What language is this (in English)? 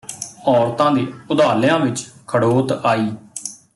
Punjabi